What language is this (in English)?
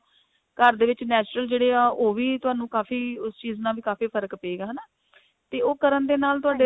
Punjabi